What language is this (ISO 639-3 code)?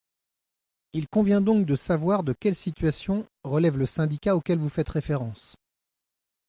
fra